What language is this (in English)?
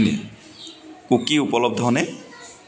Assamese